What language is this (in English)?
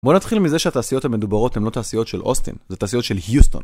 Hebrew